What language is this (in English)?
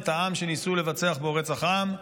Hebrew